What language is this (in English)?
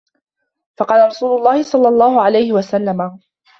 Arabic